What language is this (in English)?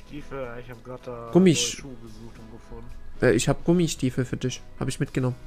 German